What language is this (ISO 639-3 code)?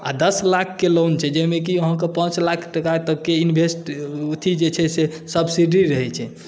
mai